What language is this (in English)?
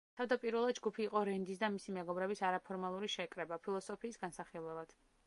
Georgian